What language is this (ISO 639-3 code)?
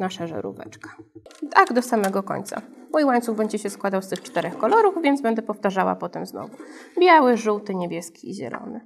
pol